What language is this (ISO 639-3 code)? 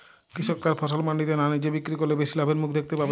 ben